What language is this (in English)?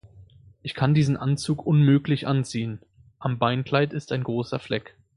German